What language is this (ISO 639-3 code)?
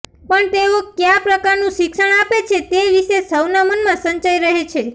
guj